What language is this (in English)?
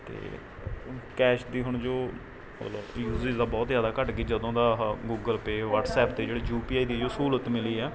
Punjabi